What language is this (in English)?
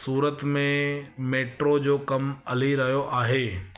Sindhi